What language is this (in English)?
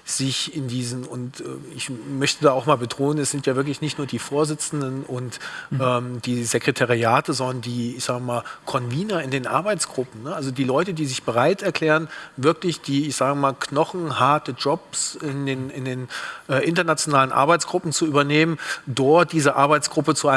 German